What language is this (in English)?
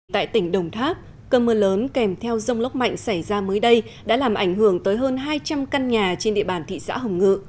Vietnamese